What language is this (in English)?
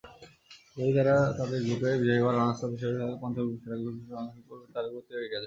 Bangla